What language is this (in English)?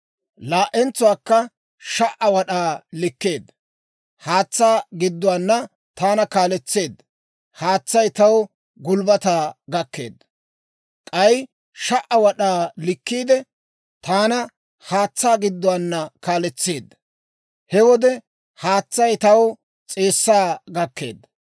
Dawro